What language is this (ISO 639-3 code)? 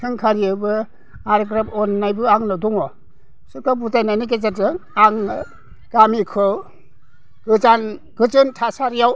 brx